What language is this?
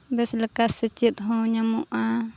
Santali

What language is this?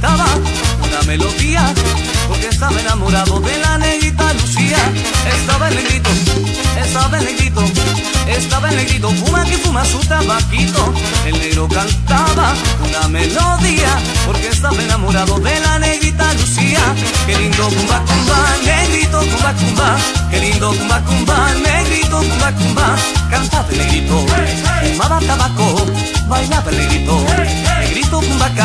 Spanish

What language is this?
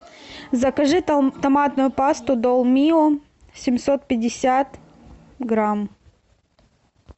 Russian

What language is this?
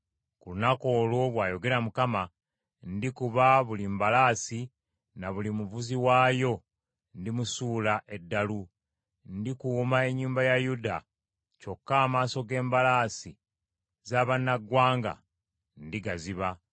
Ganda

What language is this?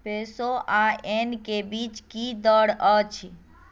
Maithili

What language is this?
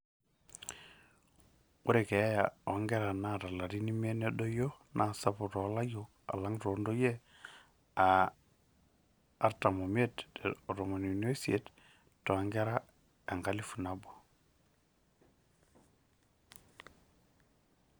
Masai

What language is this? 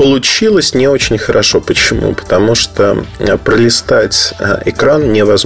Russian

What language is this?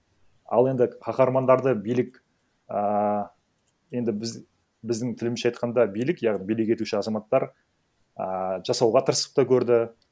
Kazakh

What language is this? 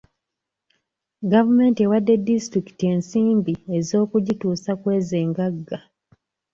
Ganda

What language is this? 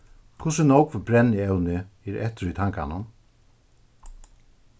Faroese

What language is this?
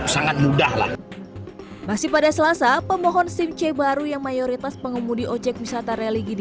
Indonesian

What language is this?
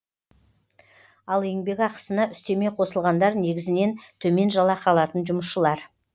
Kazakh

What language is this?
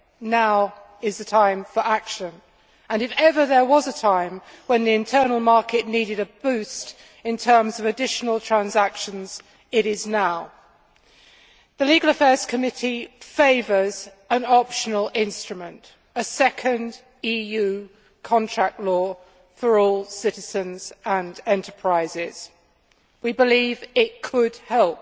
English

